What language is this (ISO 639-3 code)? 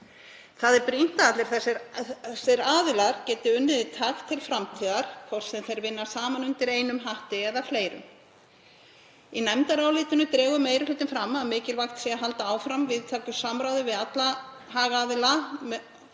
isl